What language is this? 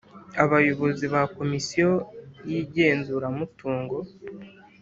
Kinyarwanda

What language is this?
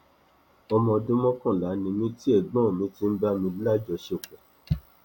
Yoruba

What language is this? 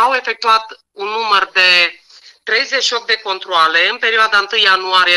Romanian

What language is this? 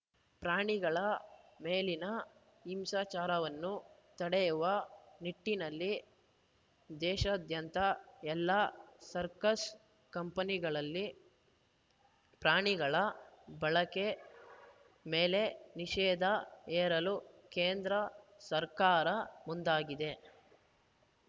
Kannada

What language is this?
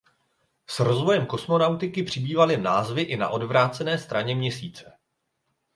Czech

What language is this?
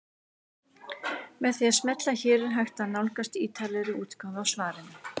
Icelandic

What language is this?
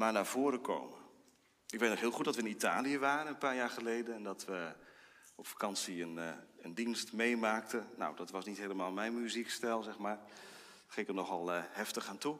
Dutch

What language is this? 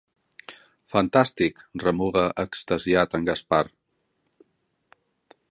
Catalan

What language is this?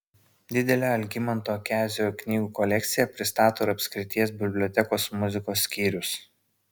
Lithuanian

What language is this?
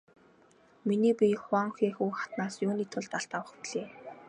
Mongolian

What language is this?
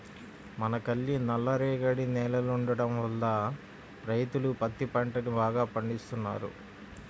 Telugu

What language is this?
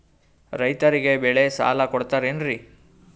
Kannada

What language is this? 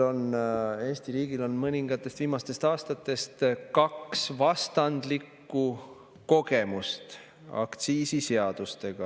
Estonian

